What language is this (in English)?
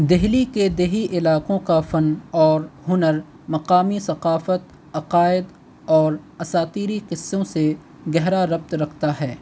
Urdu